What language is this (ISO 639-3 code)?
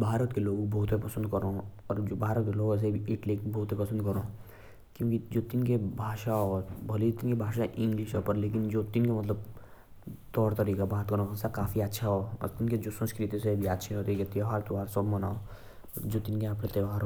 jns